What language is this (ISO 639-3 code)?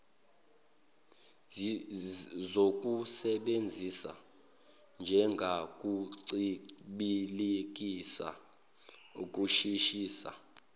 zul